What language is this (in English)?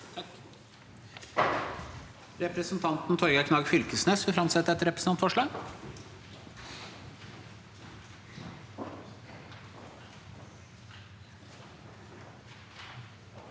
Norwegian